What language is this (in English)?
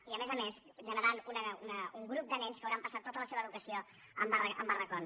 Catalan